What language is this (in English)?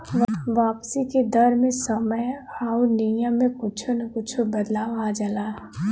Bhojpuri